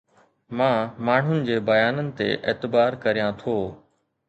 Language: Sindhi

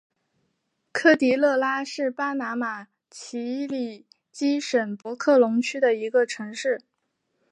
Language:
Chinese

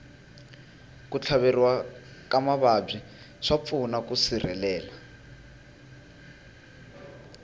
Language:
Tsonga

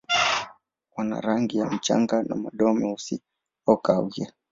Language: Swahili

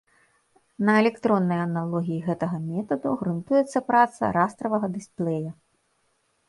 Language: Belarusian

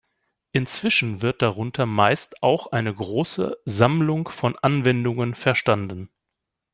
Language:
German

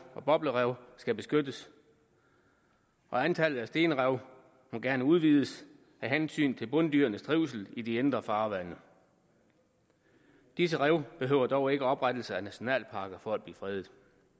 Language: Danish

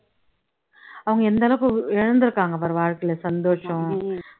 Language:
Tamil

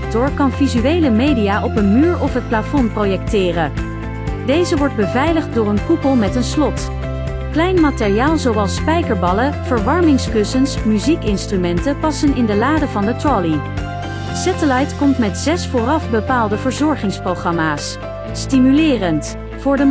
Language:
Dutch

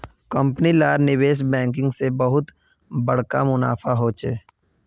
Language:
Magahi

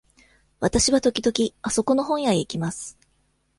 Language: Japanese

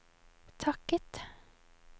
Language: Norwegian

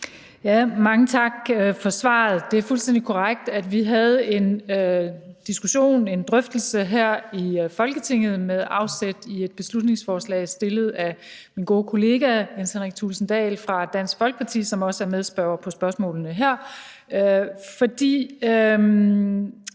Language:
Danish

